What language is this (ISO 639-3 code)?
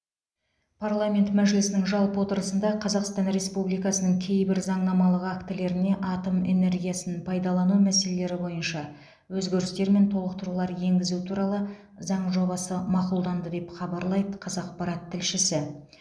kaz